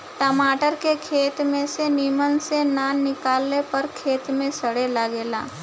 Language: Bhojpuri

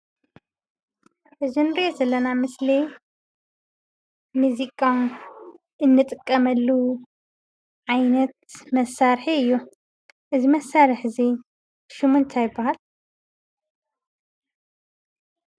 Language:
Tigrinya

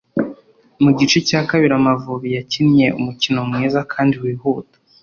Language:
Kinyarwanda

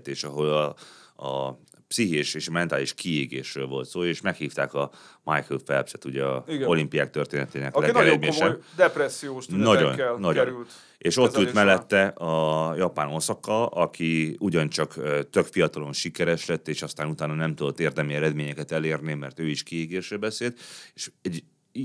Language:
Hungarian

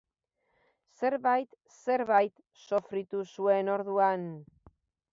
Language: Basque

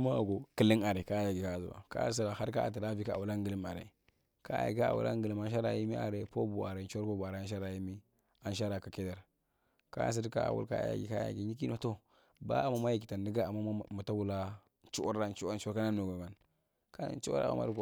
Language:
Marghi Central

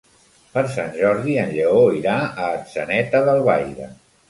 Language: Catalan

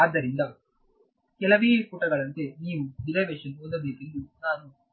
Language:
Kannada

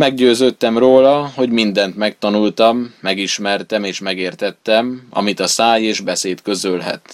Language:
Hungarian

